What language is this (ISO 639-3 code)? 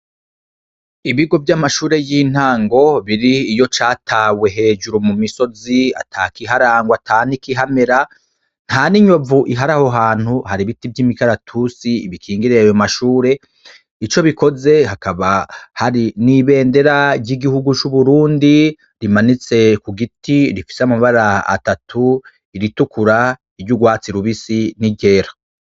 run